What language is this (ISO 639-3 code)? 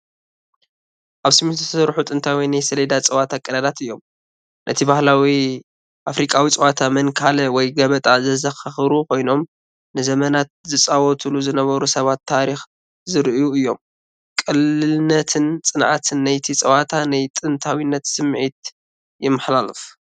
tir